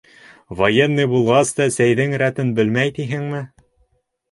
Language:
Bashkir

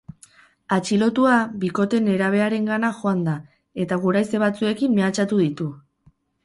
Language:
Basque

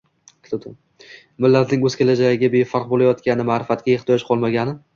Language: Uzbek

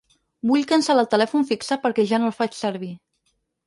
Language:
Catalan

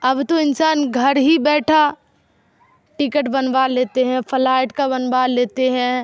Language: Urdu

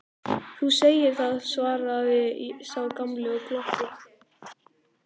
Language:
Icelandic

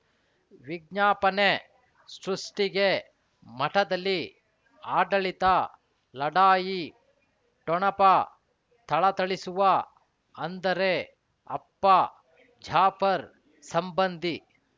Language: Kannada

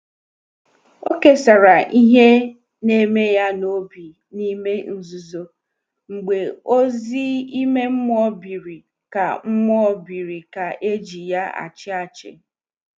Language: Igbo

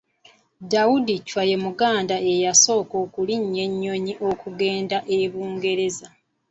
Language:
Ganda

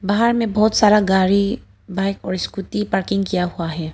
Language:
Hindi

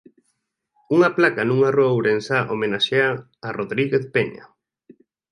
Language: Galician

